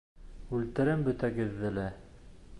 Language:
Bashkir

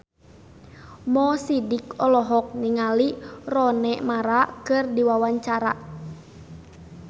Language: Sundanese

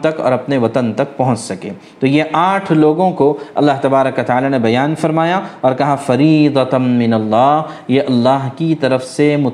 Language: Urdu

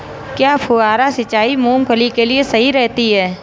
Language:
Hindi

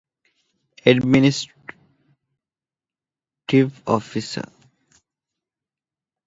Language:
Divehi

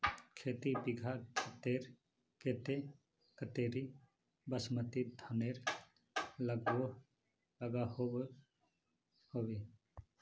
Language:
Magahi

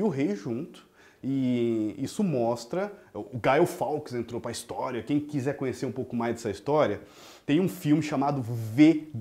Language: Portuguese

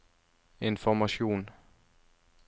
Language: Norwegian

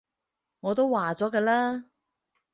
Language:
Cantonese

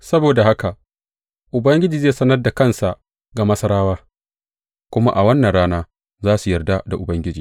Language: Hausa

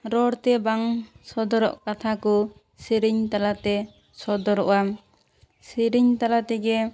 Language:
Santali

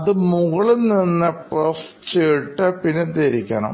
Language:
Malayalam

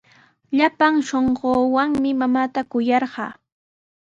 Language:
Sihuas Ancash Quechua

